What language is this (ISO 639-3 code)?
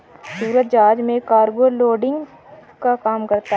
hin